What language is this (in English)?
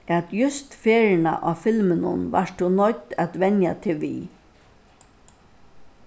Faroese